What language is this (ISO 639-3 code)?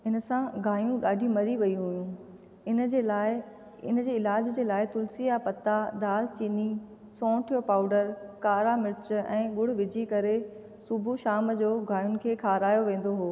snd